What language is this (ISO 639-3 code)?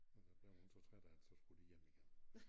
dan